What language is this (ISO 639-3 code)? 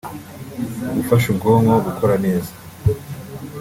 kin